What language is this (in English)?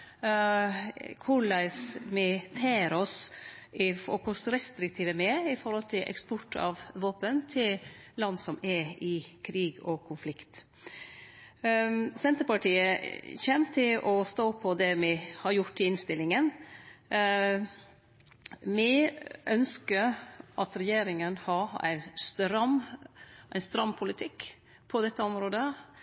Norwegian Nynorsk